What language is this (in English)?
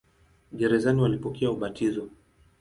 Swahili